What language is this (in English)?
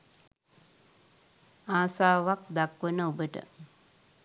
Sinhala